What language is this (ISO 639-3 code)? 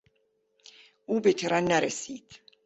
fas